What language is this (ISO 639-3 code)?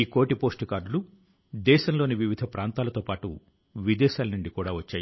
tel